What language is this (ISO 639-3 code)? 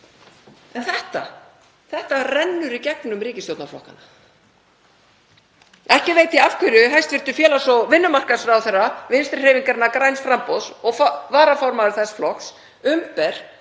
isl